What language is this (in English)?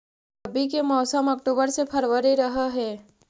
Magahi